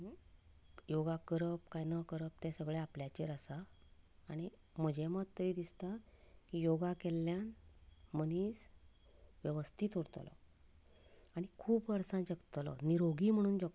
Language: Konkani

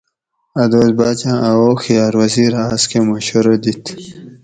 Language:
Gawri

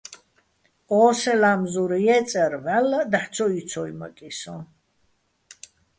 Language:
Bats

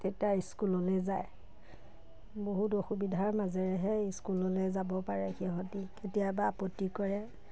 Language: Assamese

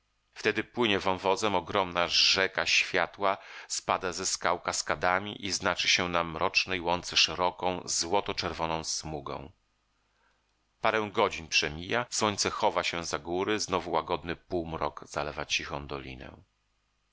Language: Polish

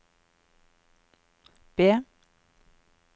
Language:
Norwegian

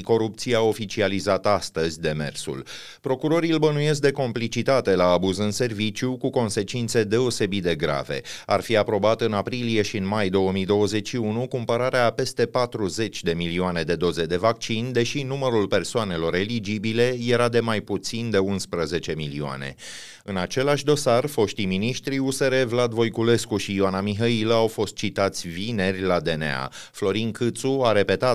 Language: Romanian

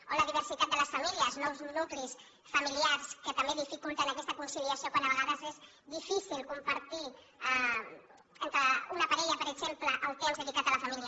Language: Catalan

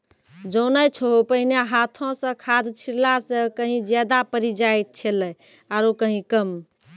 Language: Maithili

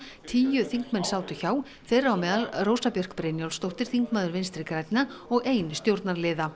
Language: Icelandic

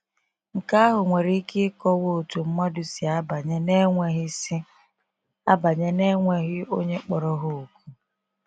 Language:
Igbo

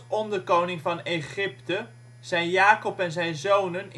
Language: Dutch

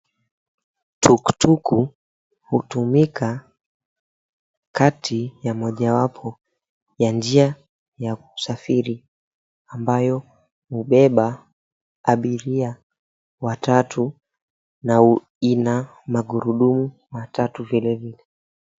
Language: Swahili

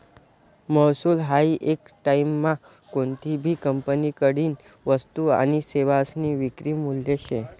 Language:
Marathi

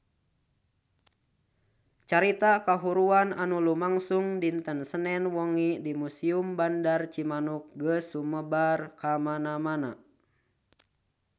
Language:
Sundanese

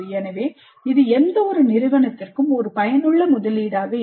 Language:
Tamil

